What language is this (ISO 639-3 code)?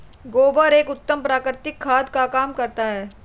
hin